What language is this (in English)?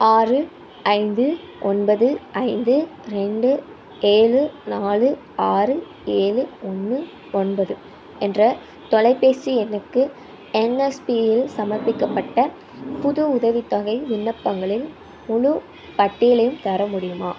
Tamil